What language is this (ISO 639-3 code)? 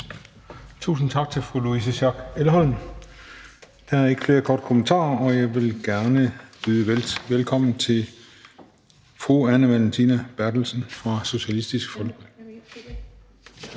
dan